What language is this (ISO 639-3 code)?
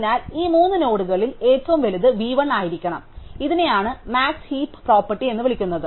mal